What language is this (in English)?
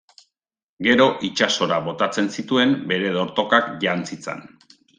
Basque